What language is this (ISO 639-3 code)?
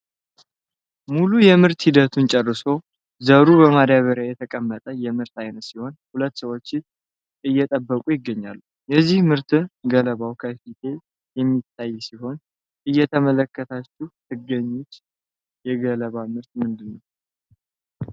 amh